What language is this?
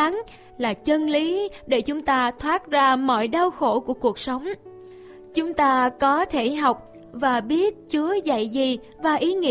Vietnamese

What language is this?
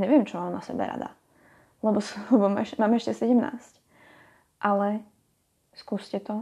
Slovak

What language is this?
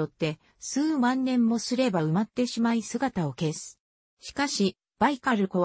Japanese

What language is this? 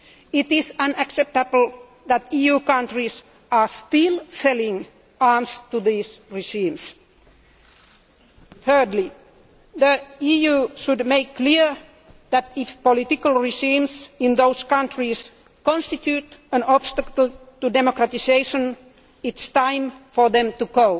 English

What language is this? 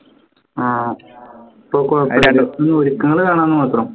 Malayalam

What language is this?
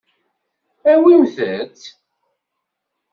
Kabyle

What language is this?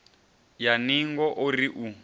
Venda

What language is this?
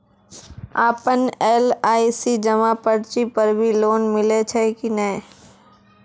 Maithili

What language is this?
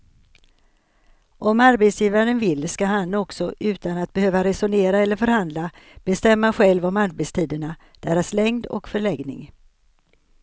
Swedish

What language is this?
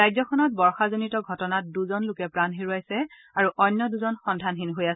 Assamese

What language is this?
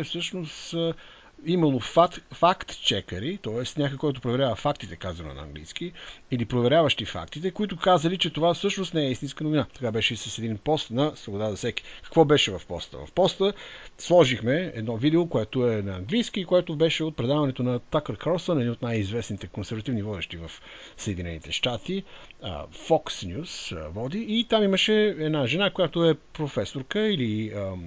Bulgarian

